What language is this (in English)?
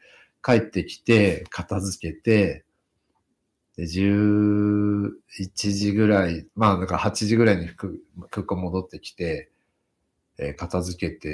Japanese